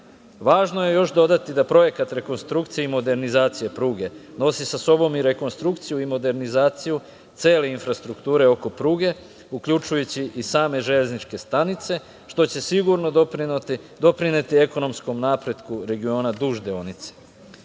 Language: Serbian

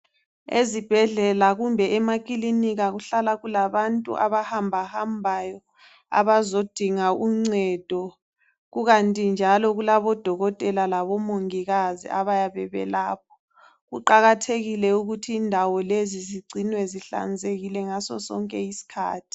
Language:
North Ndebele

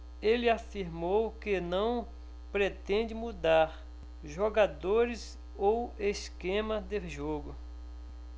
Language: Portuguese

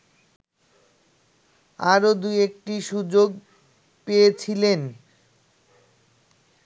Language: Bangla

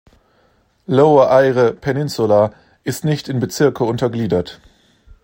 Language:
German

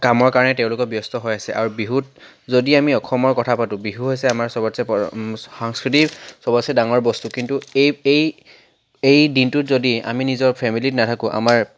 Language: Assamese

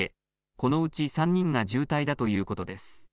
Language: Japanese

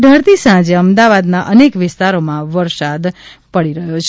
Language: Gujarati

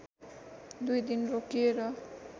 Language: Nepali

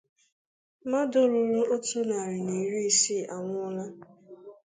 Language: Igbo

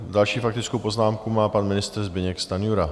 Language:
Czech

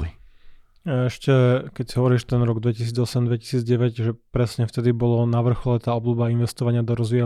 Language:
Slovak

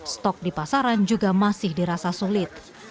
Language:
Indonesian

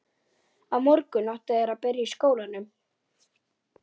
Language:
Icelandic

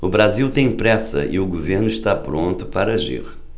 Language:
Portuguese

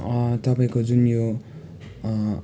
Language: Nepali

